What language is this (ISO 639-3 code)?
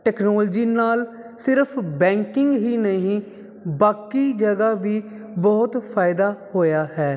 pan